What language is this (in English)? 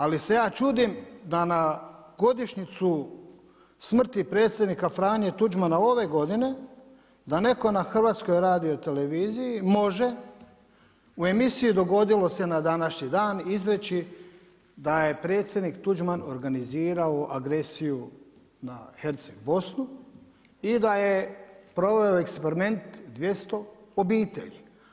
Croatian